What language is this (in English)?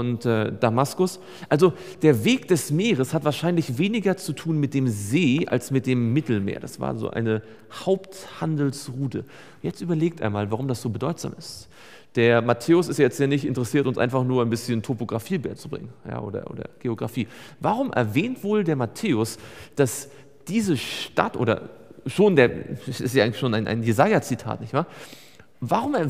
German